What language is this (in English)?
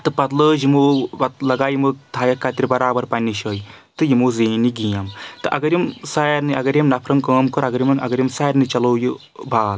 Kashmiri